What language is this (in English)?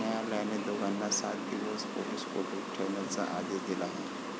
Marathi